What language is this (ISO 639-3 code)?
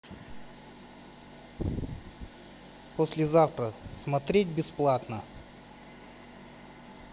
rus